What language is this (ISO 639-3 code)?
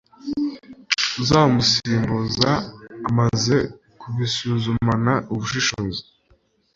kin